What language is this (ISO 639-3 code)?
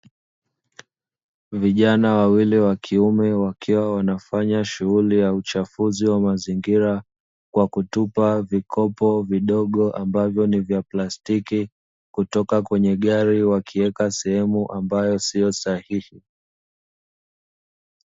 swa